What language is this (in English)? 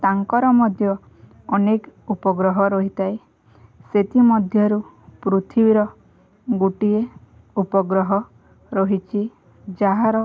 Odia